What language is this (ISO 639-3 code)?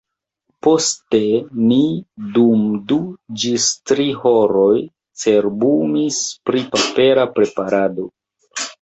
epo